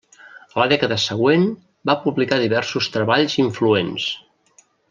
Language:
Catalan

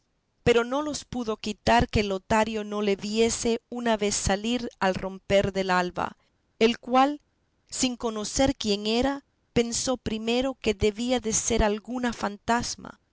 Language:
Spanish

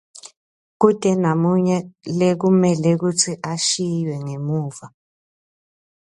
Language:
Swati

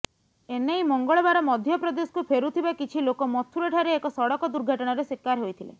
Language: Odia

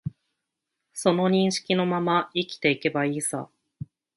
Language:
Japanese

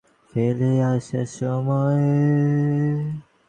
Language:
Bangla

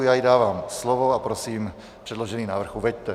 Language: Czech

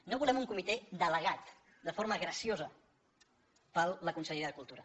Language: Catalan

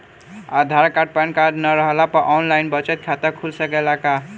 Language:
Bhojpuri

